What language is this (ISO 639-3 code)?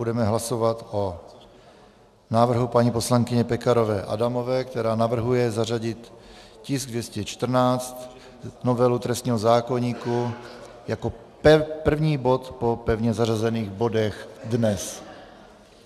ces